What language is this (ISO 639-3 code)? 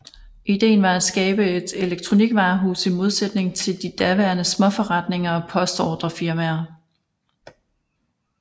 dan